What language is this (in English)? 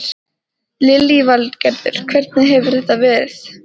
Icelandic